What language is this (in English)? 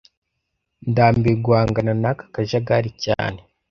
Kinyarwanda